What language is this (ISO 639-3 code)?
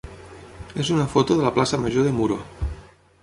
cat